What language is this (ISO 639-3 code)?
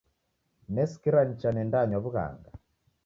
dav